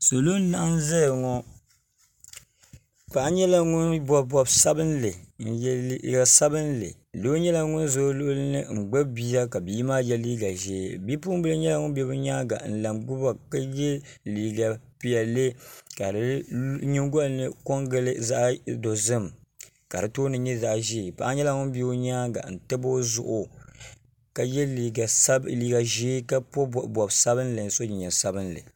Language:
Dagbani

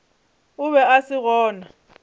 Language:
Northern Sotho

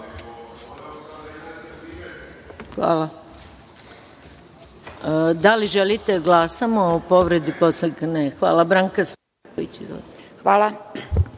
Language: Serbian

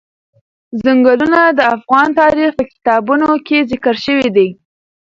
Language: Pashto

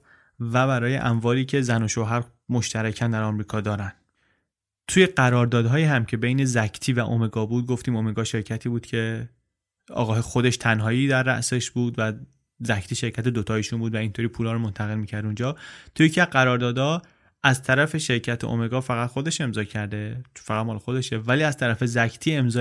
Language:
Persian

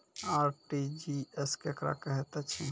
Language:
Maithili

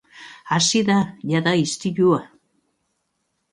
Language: Basque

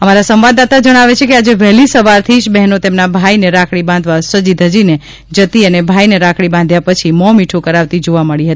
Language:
Gujarati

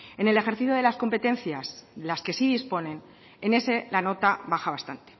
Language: Spanish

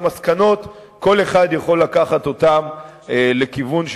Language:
Hebrew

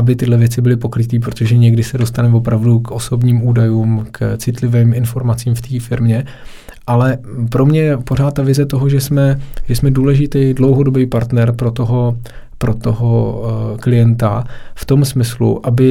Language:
Czech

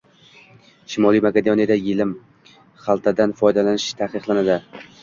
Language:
Uzbek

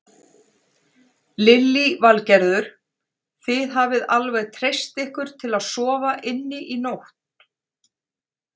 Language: Icelandic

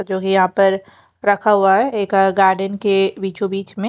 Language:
Hindi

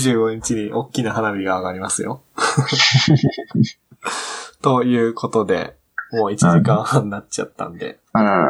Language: Japanese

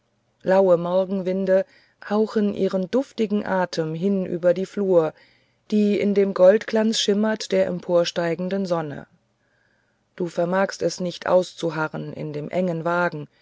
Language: German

